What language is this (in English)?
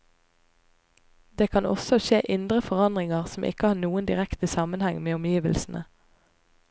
Norwegian